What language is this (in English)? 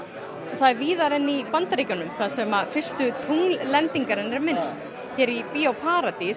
Icelandic